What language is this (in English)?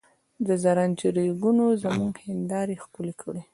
Pashto